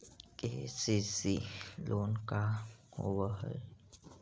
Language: Magahi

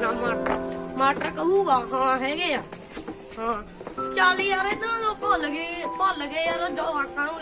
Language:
Punjabi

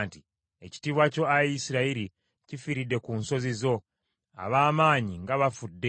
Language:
Ganda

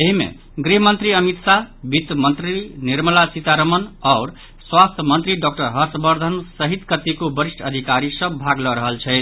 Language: Maithili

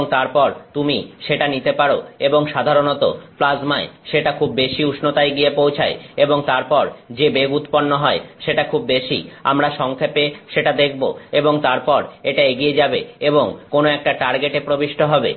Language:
Bangla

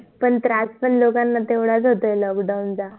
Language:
Marathi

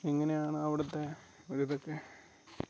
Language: Malayalam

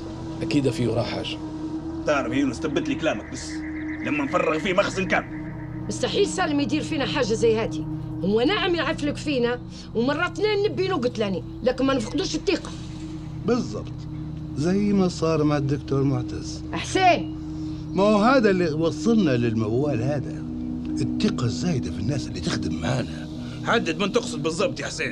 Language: Arabic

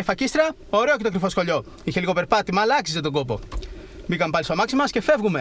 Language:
Greek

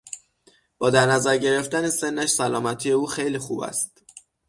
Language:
Persian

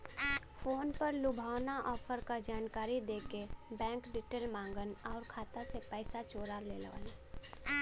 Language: Bhojpuri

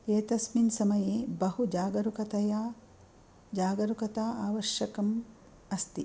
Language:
Sanskrit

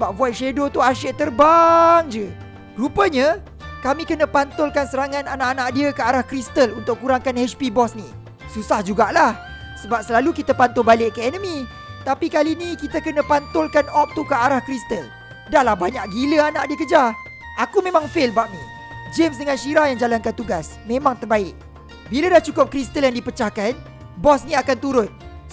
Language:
Malay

